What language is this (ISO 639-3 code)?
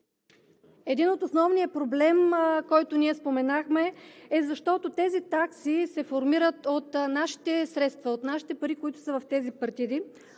bul